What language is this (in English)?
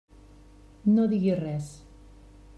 Catalan